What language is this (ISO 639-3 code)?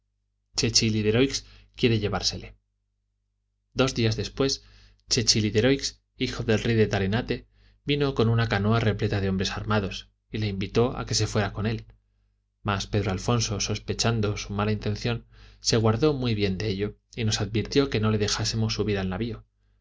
spa